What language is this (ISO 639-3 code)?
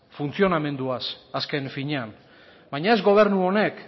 eus